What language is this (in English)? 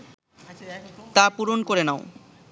Bangla